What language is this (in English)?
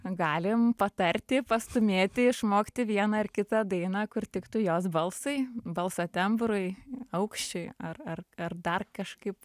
Lithuanian